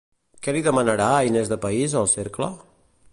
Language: Catalan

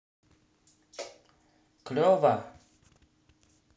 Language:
Russian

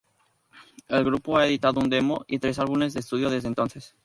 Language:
Spanish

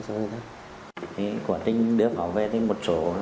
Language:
Vietnamese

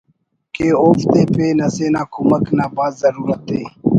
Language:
Brahui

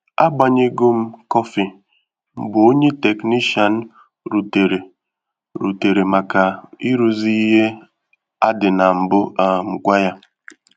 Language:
Igbo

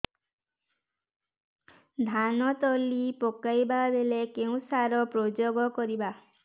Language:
Odia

